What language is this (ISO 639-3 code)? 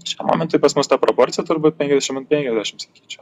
lit